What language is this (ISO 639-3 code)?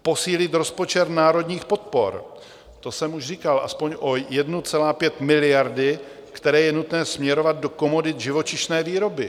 ces